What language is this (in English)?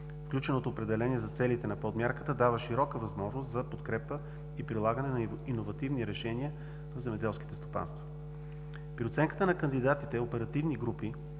Bulgarian